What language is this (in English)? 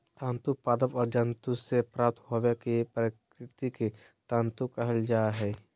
Magahi